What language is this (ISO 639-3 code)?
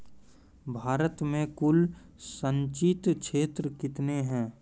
mai